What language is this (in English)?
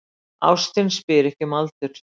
Icelandic